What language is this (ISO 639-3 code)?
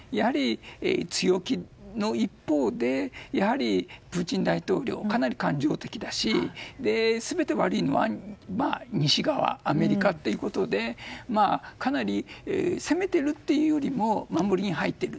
jpn